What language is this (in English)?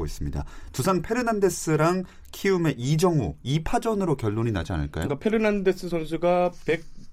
Korean